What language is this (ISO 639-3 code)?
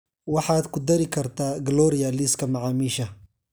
som